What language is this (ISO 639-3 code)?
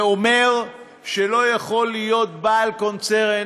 heb